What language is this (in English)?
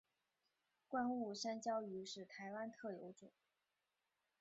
Chinese